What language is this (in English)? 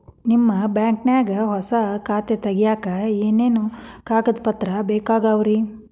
Kannada